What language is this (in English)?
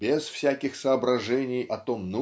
Russian